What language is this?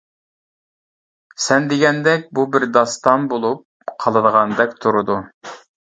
Uyghur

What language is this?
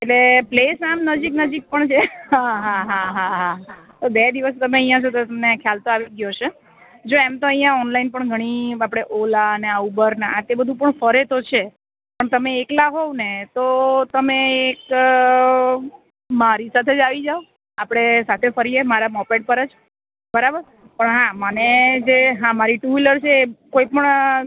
Gujarati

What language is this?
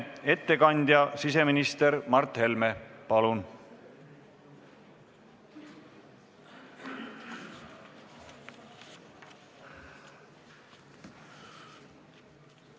Estonian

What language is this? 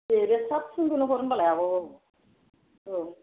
Bodo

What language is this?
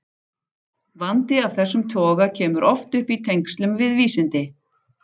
Icelandic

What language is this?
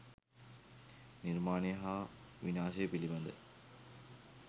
Sinhala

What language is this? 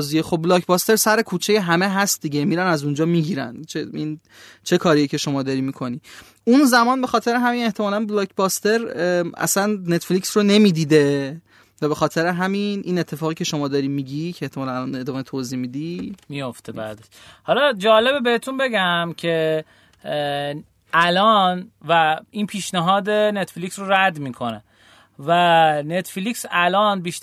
Persian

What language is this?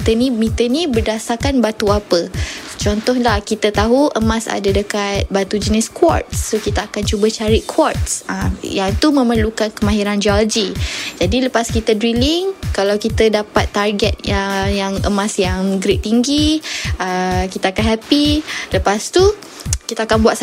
Malay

